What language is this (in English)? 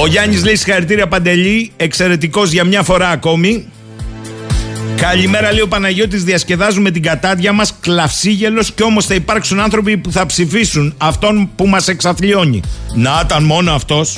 Greek